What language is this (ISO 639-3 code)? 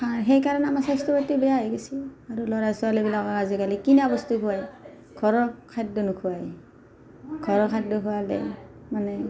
asm